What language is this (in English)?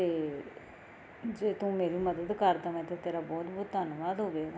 Punjabi